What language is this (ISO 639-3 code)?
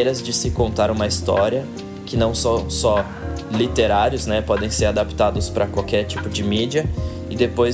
por